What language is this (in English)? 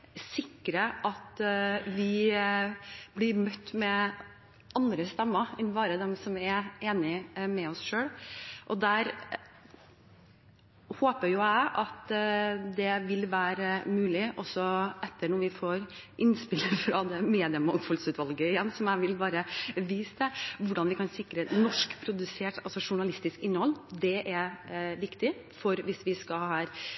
Norwegian Bokmål